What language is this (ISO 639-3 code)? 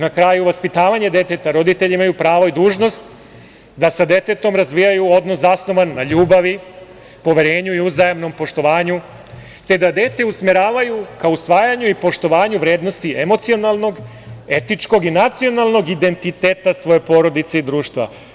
srp